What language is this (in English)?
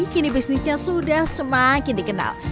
Indonesian